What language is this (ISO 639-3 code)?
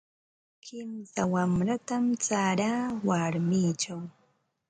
qva